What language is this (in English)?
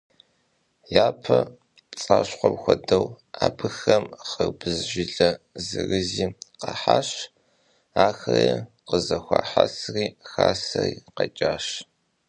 Kabardian